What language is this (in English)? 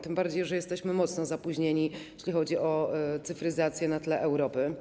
Polish